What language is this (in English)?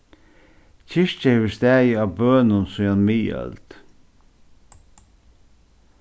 Faroese